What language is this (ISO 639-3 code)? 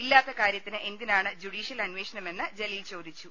mal